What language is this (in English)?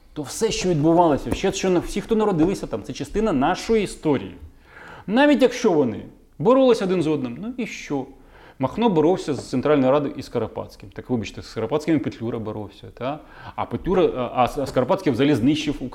Ukrainian